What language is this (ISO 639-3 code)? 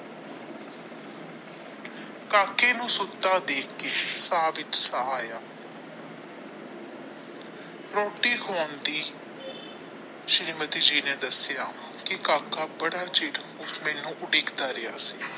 pan